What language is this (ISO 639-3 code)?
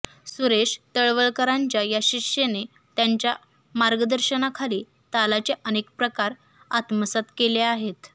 mar